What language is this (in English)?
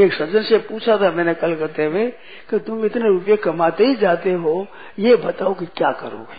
Hindi